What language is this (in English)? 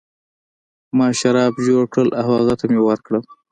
Pashto